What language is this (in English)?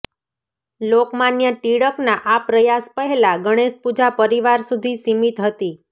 Gujarati